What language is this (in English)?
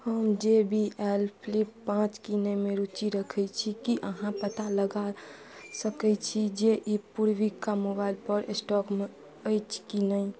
Maithili